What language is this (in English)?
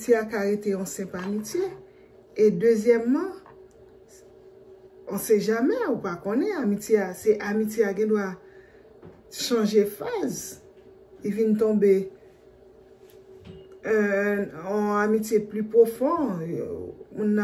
French